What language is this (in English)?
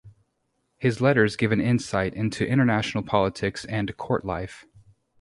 English